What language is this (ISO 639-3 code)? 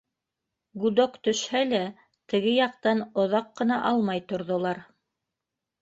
bak